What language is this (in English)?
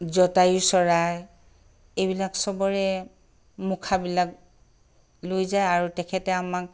Assamese